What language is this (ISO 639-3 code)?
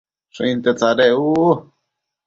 mcf